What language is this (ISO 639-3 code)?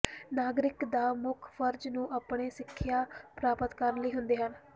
pan